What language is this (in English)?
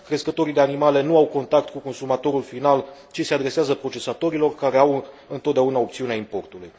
Romanian